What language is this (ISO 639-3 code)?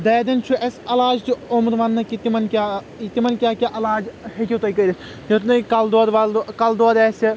kas